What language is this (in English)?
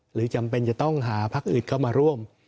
Thai